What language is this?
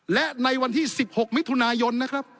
Thai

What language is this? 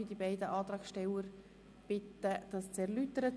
Swiss German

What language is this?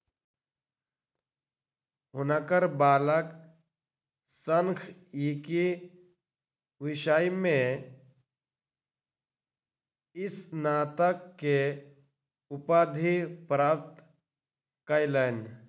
Maithili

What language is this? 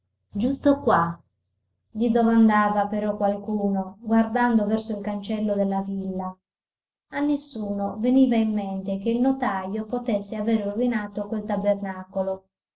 Italian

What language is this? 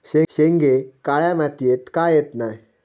Marathi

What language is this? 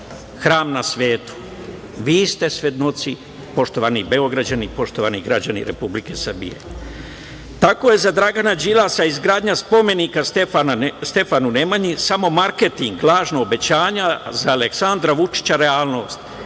Serbian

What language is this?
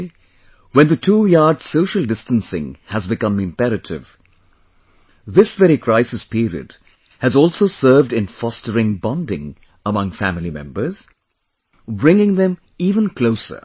English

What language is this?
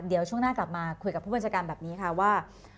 Thai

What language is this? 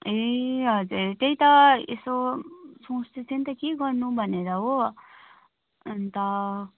Nepali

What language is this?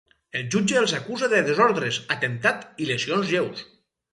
Catalan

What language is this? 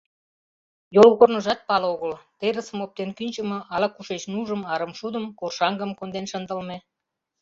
Mari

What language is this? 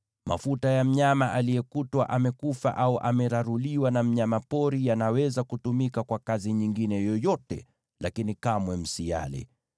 Swahili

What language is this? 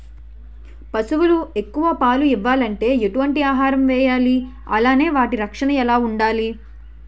Telugu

